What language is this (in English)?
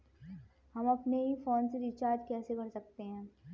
Hindi